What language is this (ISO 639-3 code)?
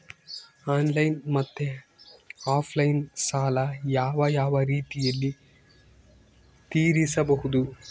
kan